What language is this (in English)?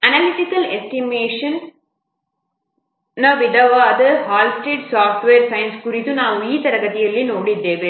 Kannada